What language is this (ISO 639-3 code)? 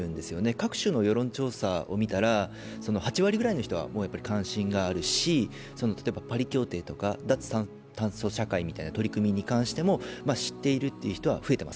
jpn